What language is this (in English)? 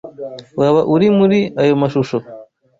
Kinyarwanda